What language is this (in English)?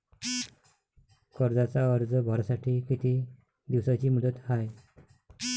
Marathi